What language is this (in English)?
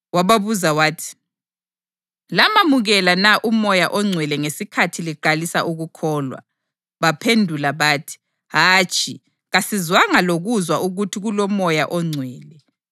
North Ndebele